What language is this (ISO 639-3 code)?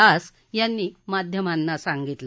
mar